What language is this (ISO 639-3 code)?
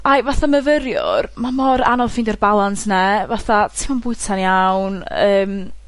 cym